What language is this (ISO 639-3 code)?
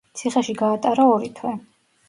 kat